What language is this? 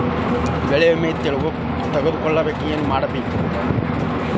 Kannada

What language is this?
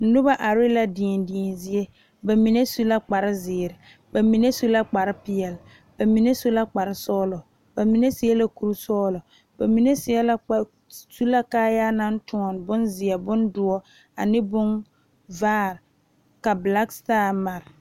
Southern Dagaare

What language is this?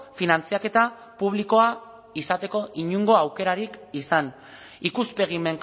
Basque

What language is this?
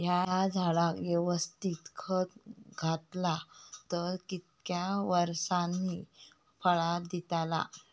Marathi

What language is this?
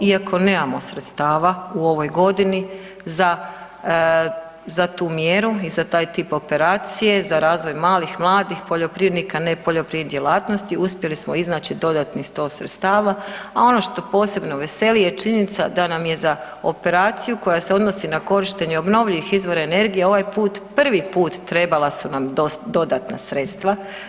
Croatian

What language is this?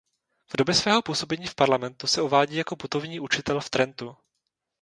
Czech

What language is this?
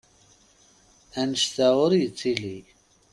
Kabyle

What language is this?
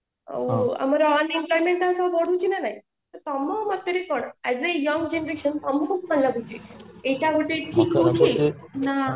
Odia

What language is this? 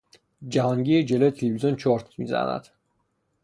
Persian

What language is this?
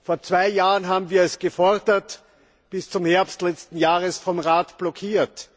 German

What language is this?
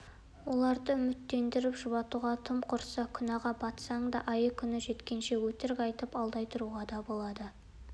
Kazakh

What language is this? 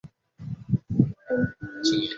Chinese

